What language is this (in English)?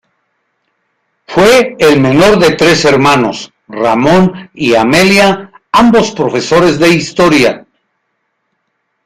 Spanish